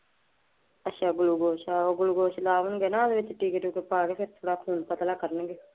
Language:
Punjabi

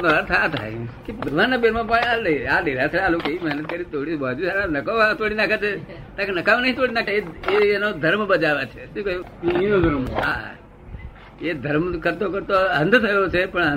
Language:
Gujarati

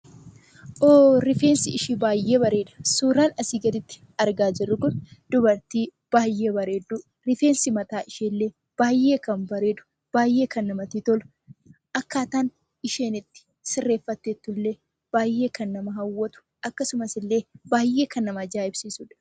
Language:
Oromo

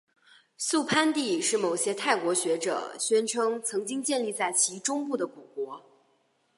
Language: Chinese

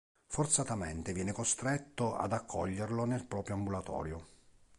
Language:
Italian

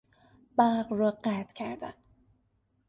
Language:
Persian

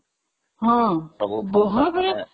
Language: Odia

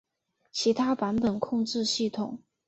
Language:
Chinese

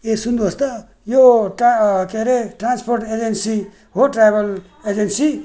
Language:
Nepali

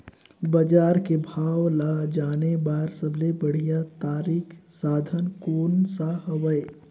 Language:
Chhattisgarhi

